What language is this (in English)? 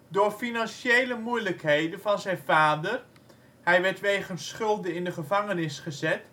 Dutch